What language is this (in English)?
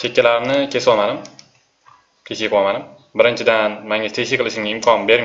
Turkish